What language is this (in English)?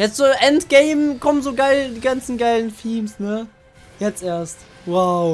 German